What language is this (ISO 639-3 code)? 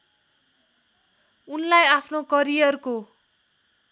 nep